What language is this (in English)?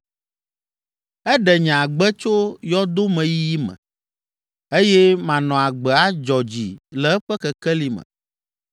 Ewe